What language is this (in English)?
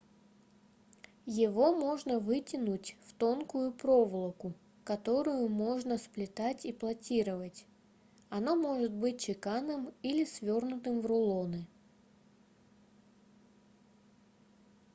Russian